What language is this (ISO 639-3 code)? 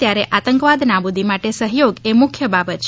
guj